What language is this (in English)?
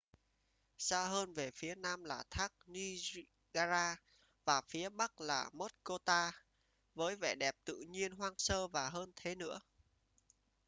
Vietnamese